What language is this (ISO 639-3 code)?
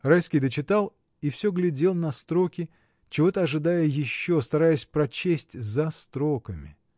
rus